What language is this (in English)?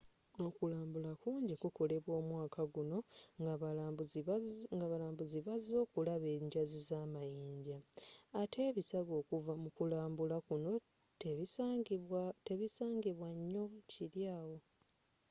Ganda